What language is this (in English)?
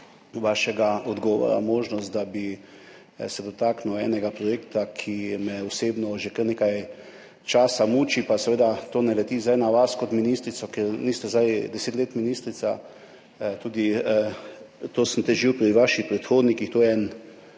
Slovenian